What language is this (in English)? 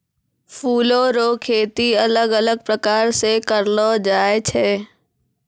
Maithili